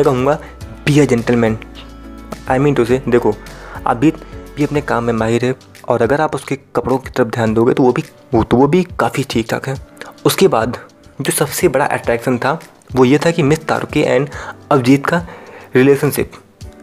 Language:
Hindi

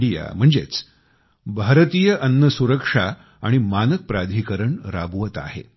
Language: Marathi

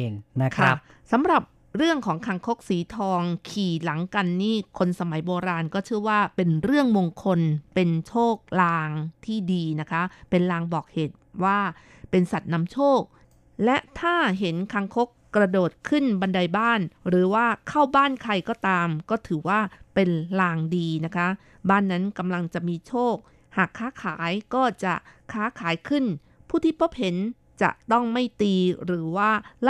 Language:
Thai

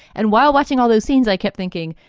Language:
English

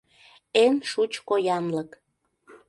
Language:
Mari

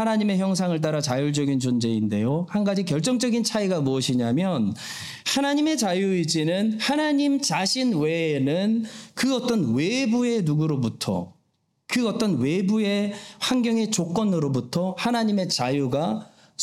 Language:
Korean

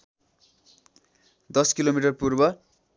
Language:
Nepali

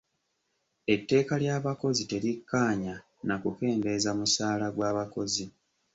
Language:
Ganda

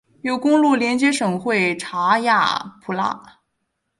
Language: Chinese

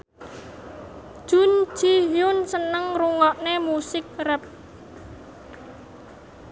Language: Javanese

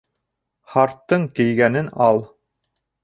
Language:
Bashkir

